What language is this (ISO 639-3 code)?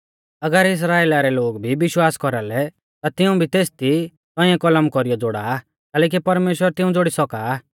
bfz